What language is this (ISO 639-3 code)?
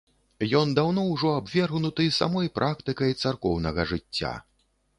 bel